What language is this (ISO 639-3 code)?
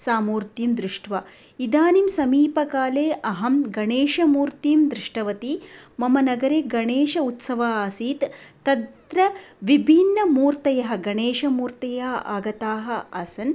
san